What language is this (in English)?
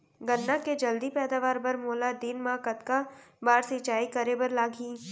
Chhattisgarhi